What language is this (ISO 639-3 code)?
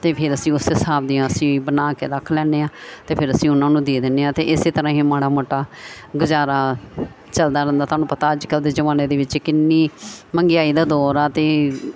pan